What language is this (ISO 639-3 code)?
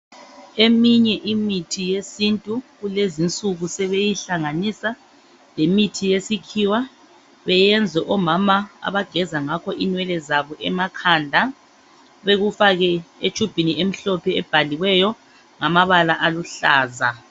nde